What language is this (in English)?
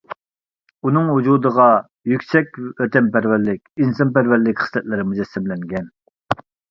Uyghur